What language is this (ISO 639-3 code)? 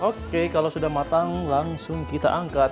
ind